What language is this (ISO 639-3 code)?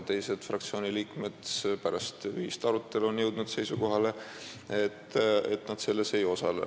est